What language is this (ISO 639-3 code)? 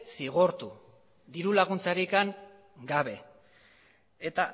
eus